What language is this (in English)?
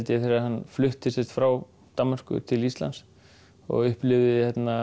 Icelandic